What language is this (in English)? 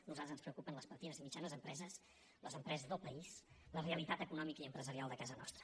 Catalan